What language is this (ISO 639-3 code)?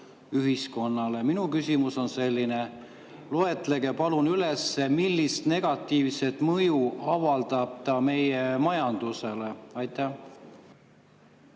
est